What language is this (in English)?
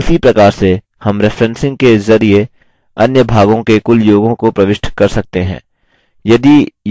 Hindi